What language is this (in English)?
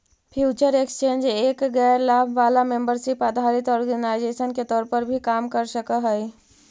Magahi